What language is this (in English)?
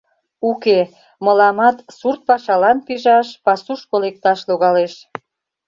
Mari